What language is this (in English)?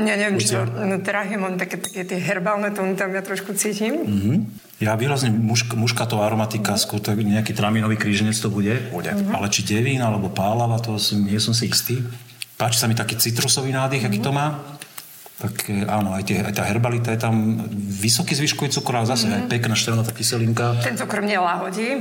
Slovak